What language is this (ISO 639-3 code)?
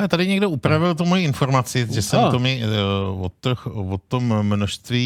ces